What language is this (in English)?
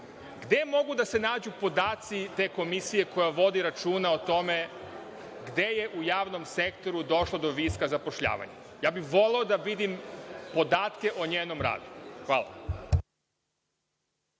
Serbian